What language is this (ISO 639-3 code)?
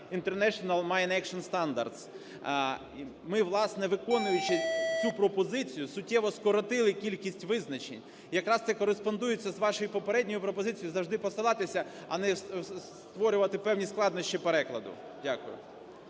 ukr